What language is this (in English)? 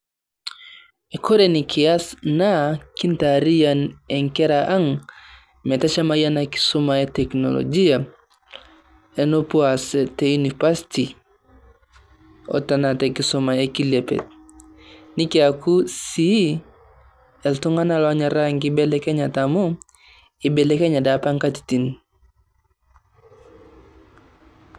Masai